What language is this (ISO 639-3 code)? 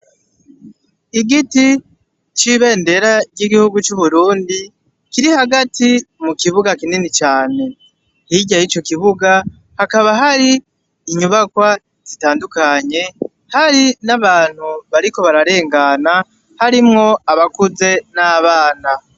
run